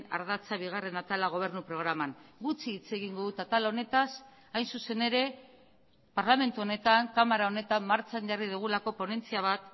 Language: Basque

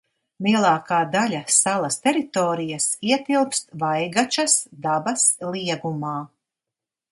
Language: Latvian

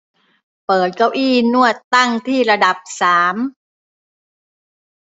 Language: Thai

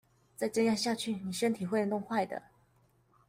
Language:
Chinese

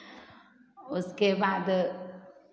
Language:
Hindi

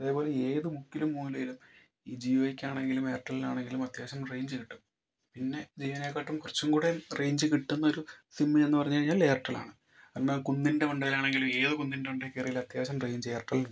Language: Malayalam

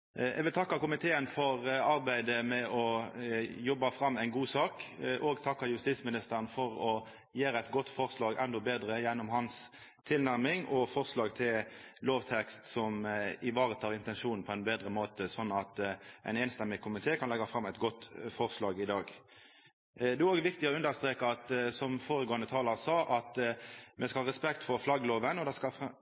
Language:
Norwegian Nynorsk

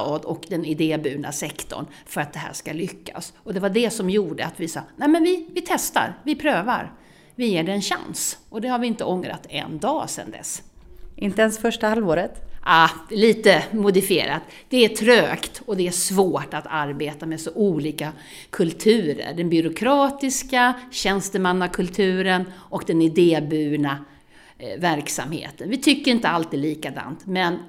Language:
Swedish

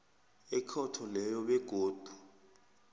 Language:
South Ndebele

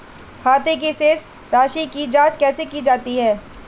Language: Hindi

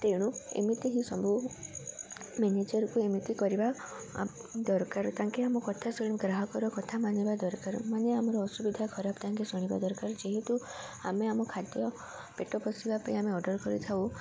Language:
Odia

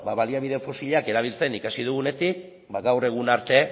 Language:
Basque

